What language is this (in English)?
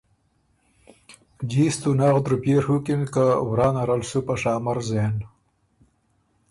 Ormuri